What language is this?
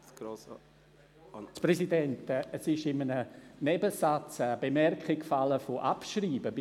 Swiss German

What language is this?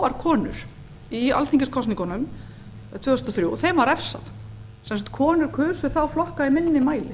Icelandic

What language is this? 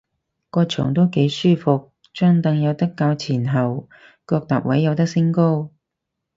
Cantonese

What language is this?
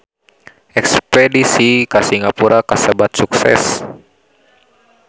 Sundanese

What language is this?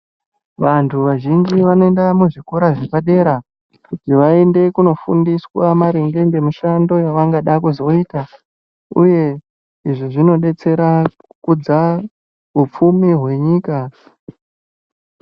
Ndau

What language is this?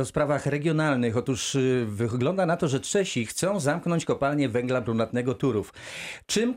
Polish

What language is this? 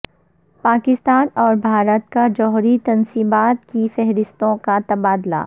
Urdu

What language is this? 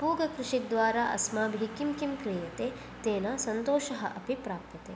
Sanskrit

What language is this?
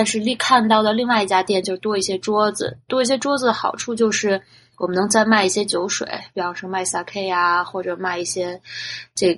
Chinese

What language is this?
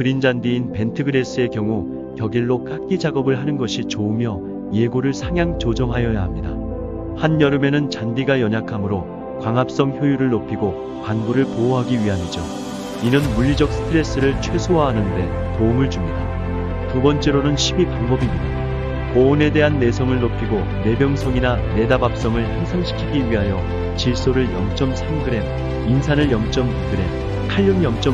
Korean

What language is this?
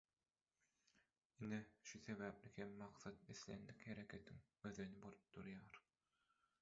Turkmen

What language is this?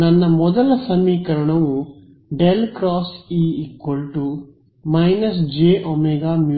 Kannada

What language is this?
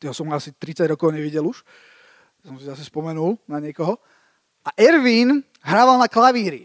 Slovak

